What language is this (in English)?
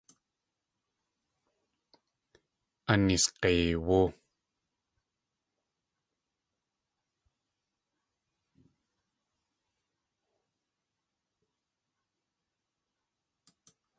Tlingit